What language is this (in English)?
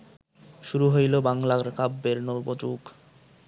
Bangla